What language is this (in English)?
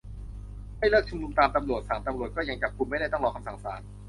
Thai